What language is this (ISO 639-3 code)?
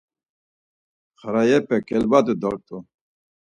lzz